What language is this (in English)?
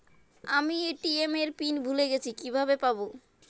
Bangla